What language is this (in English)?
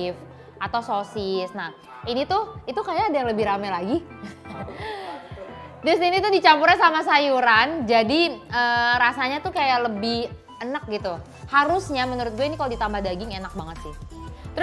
Indonesian